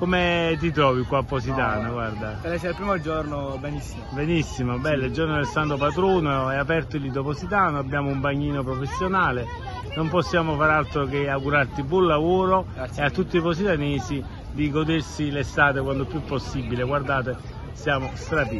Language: Italian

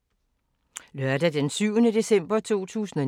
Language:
Danish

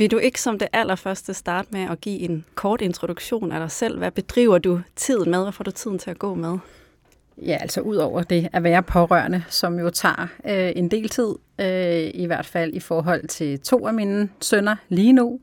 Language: Danish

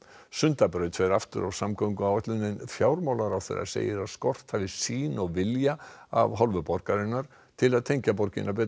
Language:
Icelandic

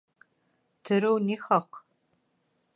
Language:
Bashkir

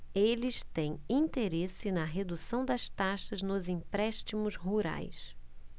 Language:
Portuguese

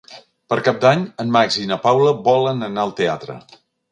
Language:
Catalan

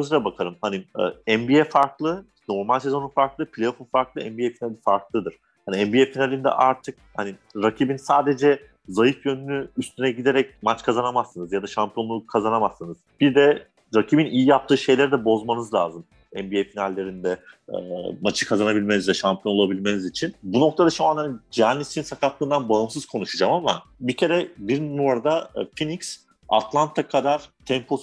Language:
Turkish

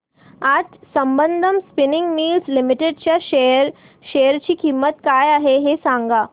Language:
Marathi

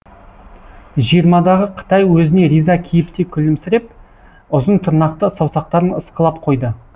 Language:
Kazakh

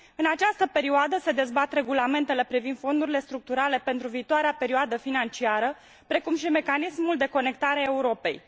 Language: Romanian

